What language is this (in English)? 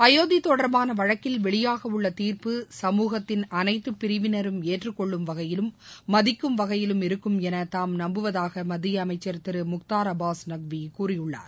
Tamil